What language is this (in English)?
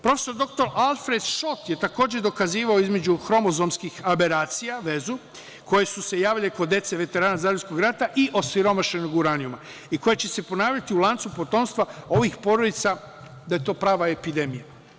Serbian